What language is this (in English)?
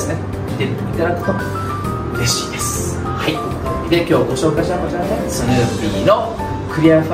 Japanese